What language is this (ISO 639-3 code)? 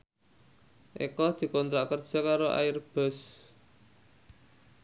jav